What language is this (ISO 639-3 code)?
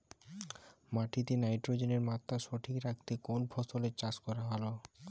ben